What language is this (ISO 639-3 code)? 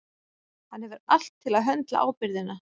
isl